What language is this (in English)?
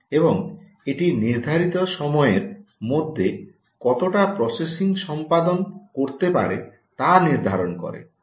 Bangla